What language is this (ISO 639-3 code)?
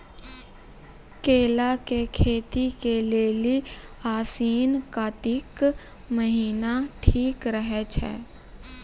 mai